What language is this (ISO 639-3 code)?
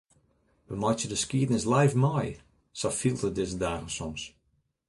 fry